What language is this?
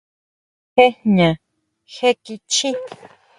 Huautla Mazatec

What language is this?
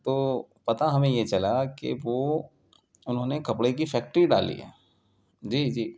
Urdu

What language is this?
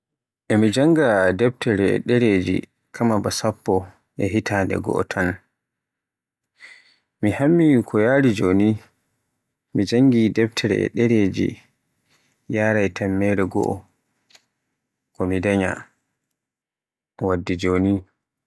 Borgu Fulfulde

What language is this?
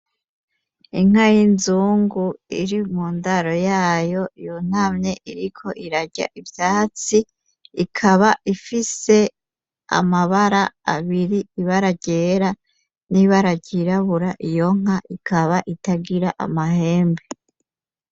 Rundi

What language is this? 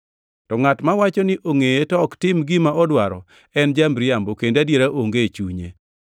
Luo (Kenya and Tanzania)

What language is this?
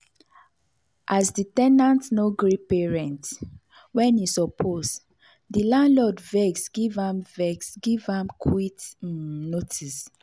Nigerian Pidgin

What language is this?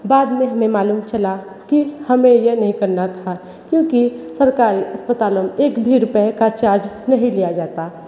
Hindi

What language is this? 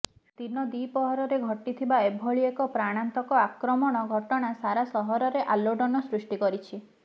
Odia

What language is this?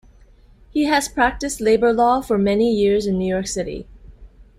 English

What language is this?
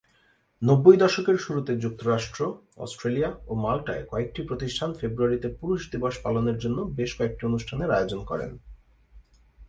Bangla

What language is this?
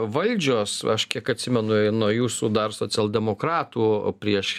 Lithuanian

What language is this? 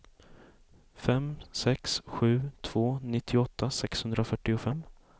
Swedish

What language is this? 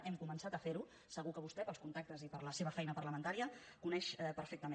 Catalan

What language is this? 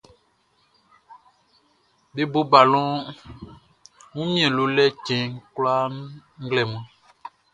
Baoulé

